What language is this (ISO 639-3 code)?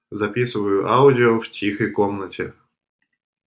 rus